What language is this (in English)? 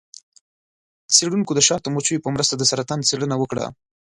Pashto